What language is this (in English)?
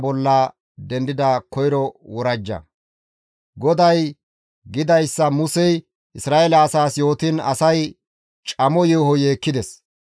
Gamo